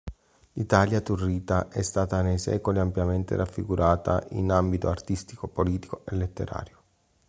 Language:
Italian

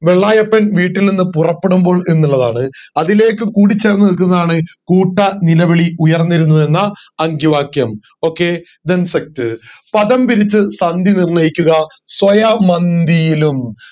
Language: Malayalam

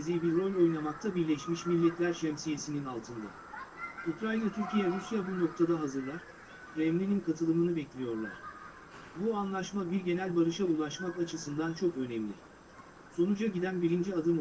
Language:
Turkish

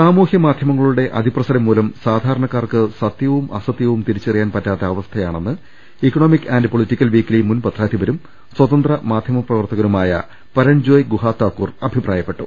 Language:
Malayalam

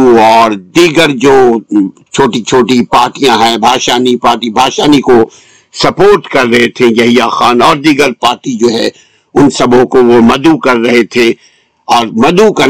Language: Urdu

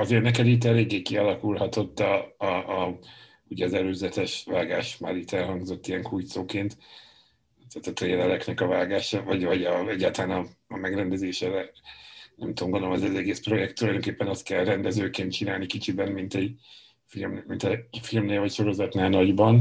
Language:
Hungarian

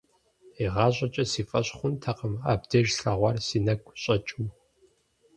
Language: Kabardian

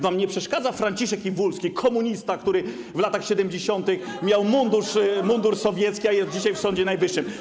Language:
Polish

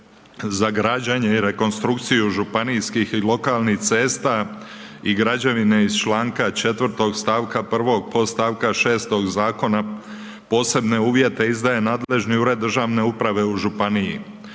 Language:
Croatian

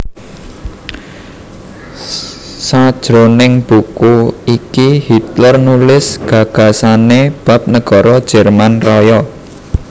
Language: Javanese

